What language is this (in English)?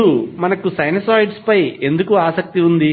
Telugu